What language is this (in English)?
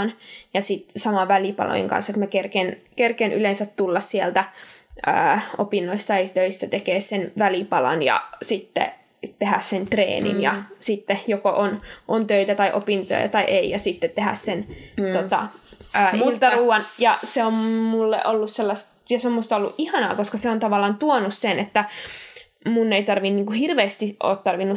Finnish